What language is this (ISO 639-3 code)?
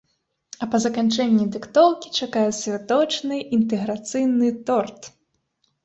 bel